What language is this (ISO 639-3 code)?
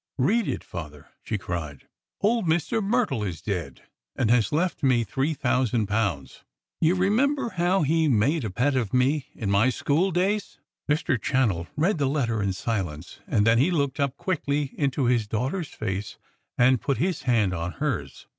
eng